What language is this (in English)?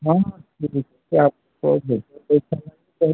Odia